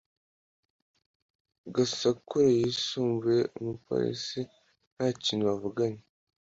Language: Kinyarwanda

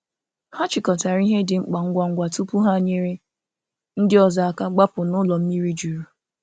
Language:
Igbo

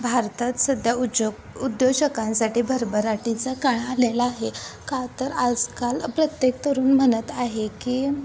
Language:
Marathi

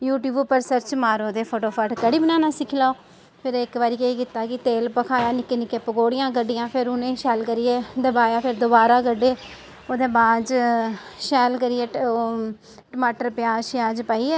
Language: Dogri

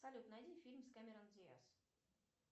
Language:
Russian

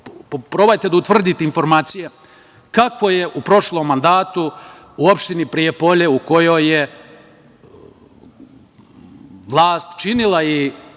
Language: Serbian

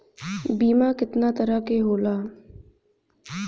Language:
Bhojpuri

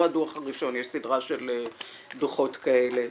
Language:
Hebrew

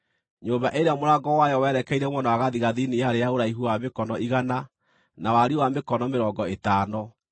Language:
Kikuyu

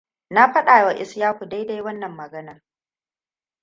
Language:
Hausa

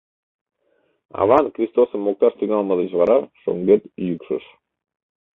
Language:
Mari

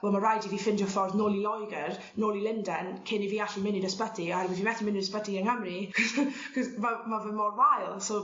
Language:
Welsh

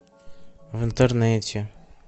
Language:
Russian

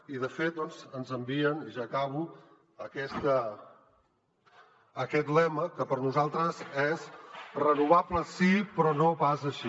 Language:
Catalan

